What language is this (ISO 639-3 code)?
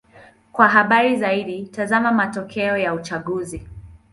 swa